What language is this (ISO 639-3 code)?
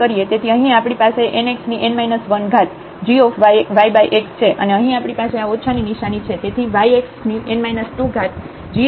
guj